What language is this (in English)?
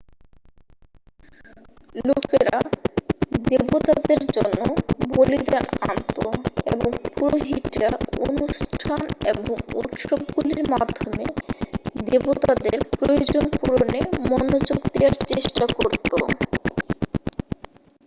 Bangla